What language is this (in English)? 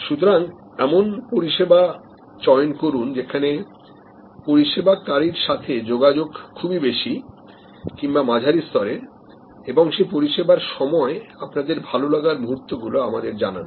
Bangla